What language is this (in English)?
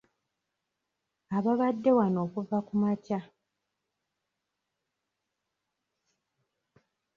Ganda